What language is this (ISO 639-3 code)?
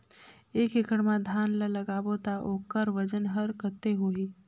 hne